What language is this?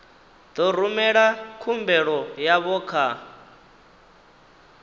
Venda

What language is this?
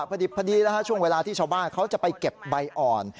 Thai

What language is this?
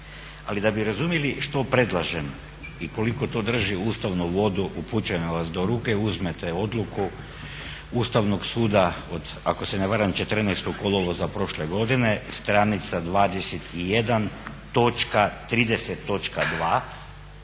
Croatian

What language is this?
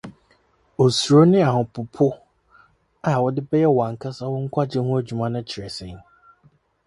Akan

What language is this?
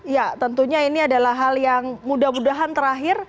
Indonesian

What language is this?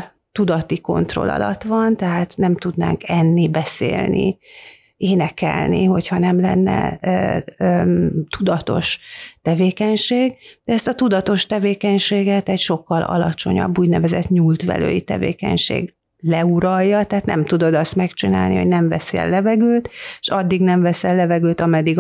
Hungarian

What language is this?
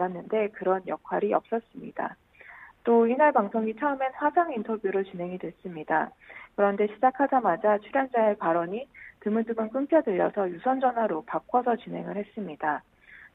Korean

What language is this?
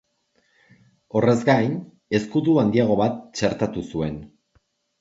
Basque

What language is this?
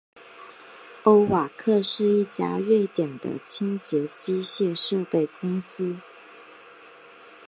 Chinese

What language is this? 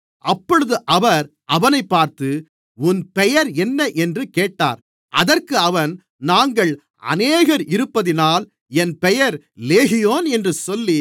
Tamil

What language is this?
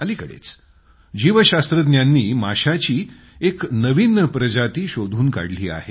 Marathi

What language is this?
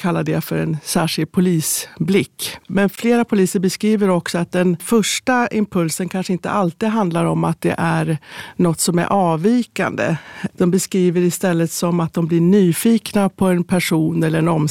Swedish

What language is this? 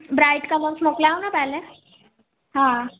Sindhi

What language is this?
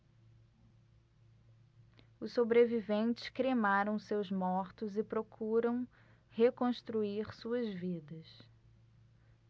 Portuguese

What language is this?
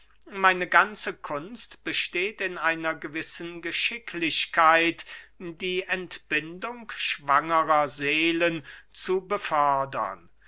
German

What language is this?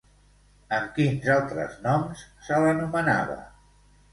Catalan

